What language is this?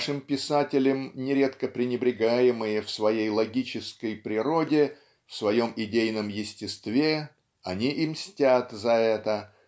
Russian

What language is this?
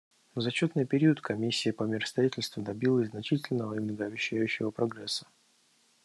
Russian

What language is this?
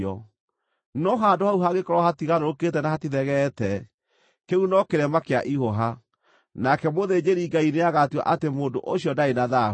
Kikuyu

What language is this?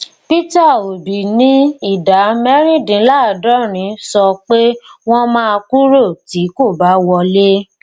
Yoruba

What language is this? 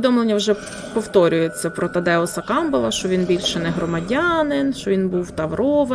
Ukrainian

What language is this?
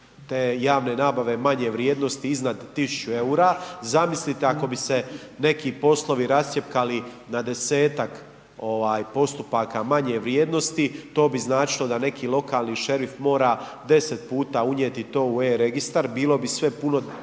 Croatian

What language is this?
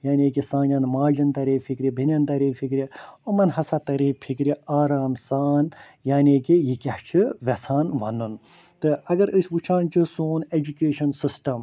Kashmiri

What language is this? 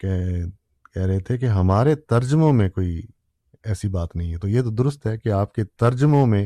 Urdu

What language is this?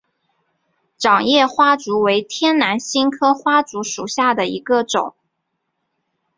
Chinese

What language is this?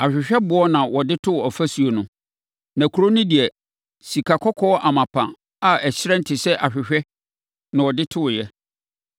Akan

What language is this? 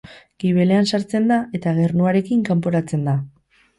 Basque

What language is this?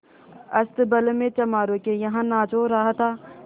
Hindi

